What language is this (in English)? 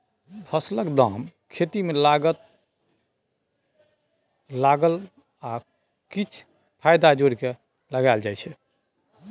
Maithili